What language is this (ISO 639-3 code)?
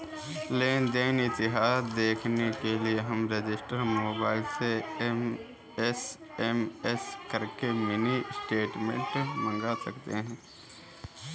hin